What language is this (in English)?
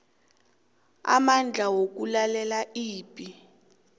South Ndebele